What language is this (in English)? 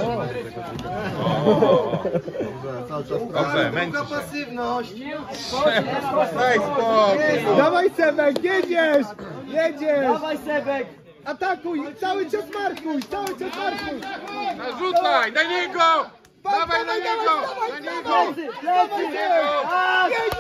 Polish